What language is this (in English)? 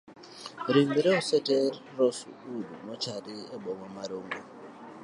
Luo (Kenya and Tanzania)